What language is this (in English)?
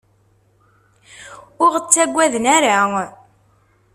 Kabyle